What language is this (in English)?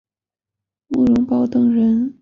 Chinese